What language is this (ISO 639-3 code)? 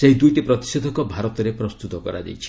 ori